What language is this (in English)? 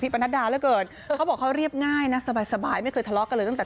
Thai